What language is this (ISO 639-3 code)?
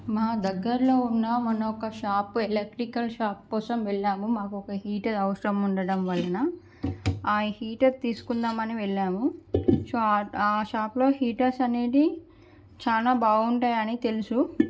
tel